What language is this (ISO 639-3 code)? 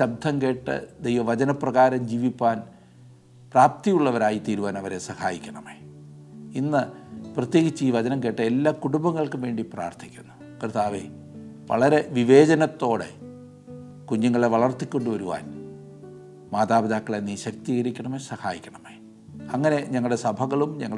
mal